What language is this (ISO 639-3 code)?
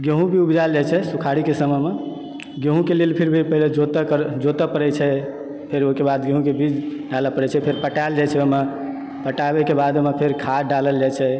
mai